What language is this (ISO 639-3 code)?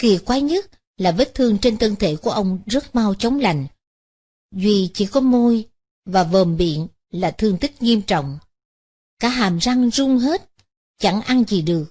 vie